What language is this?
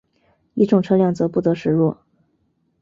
Chinese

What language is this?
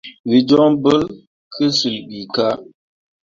Mundang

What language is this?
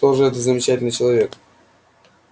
Russian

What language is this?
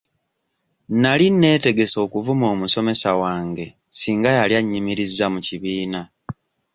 Ganda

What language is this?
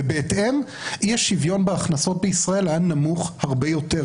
Hebrew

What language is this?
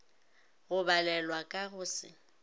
Northern Sotho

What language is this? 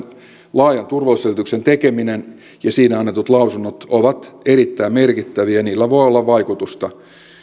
Finnish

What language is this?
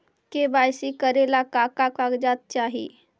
Magahi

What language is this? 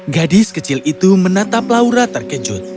Indonesian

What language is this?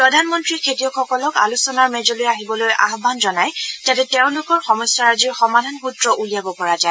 Assamese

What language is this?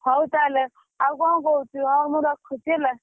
Odia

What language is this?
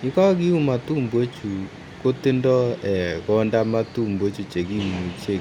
Kalenjin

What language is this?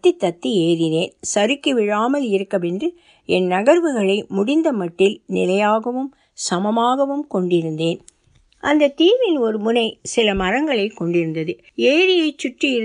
Tamil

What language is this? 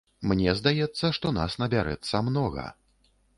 Belarusian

